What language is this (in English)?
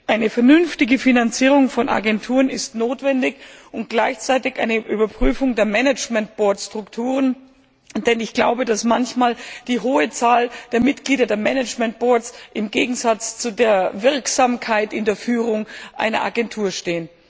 German